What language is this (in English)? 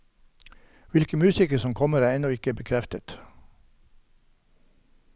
Norwegian